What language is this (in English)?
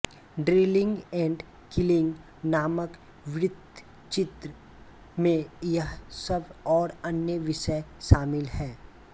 Hindi